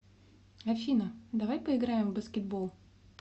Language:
Russian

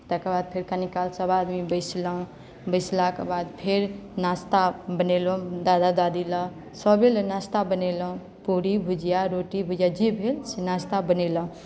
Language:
Maithili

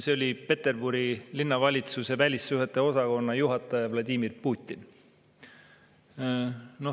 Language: Estonian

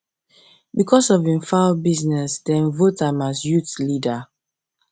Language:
Nigerian Pidgin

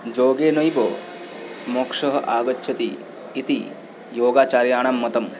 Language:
Sanskrit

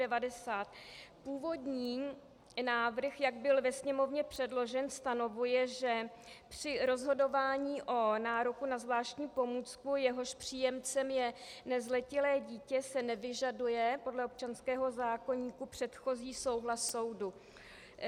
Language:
Czech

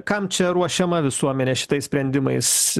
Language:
Lithuanian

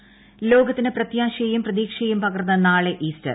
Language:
Malayalam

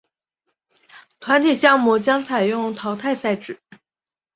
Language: Chinese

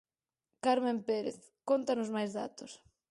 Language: Galician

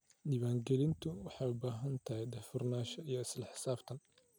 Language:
Somali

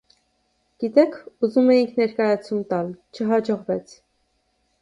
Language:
Armenian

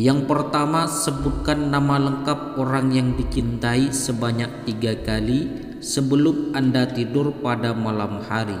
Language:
Indonesian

